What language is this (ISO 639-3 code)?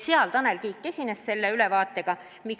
est